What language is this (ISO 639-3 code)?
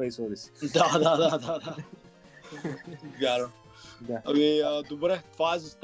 bul